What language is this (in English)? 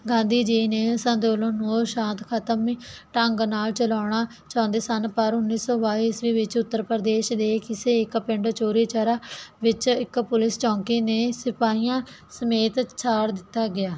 Punjabi